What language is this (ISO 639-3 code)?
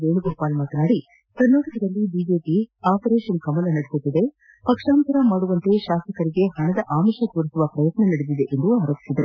kan